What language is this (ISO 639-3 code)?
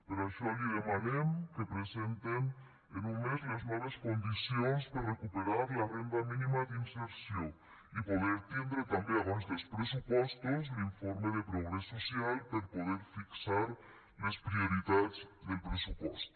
cat